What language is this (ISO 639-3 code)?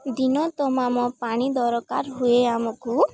ori